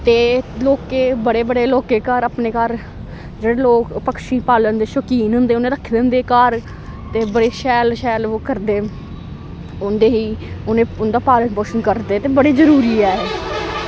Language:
Dogri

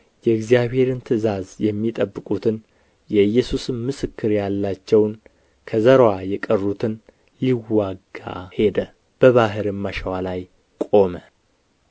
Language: Amharic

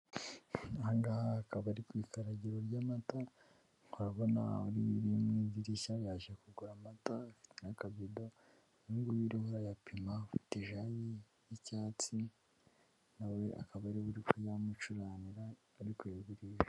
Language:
Kinyarwanda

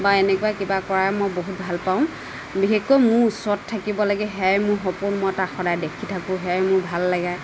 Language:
Assamese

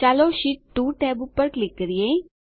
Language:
Gujarati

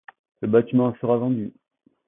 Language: French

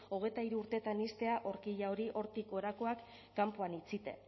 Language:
Basque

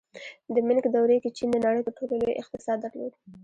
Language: Pashto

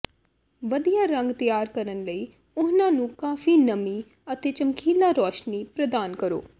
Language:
Punjabi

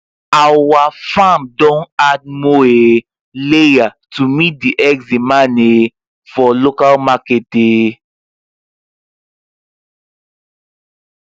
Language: Nigerian Pidgin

